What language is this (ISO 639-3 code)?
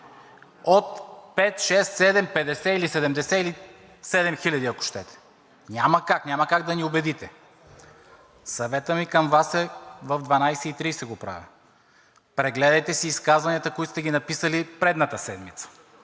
bul